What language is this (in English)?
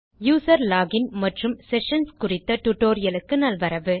Tamil